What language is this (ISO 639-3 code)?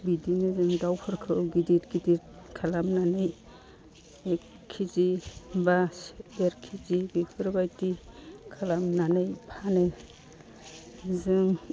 brx